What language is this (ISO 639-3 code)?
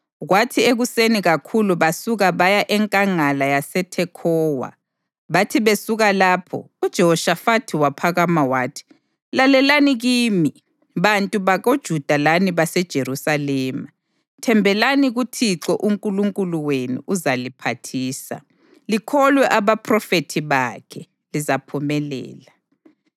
nde